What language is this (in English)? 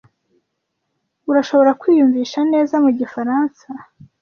Kinyarwanda